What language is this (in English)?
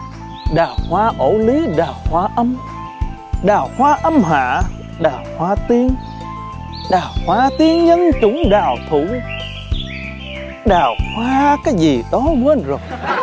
Vietnamese